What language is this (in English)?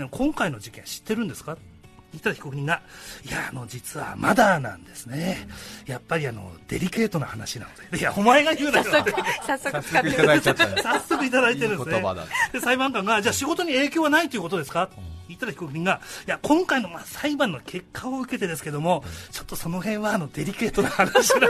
Japanese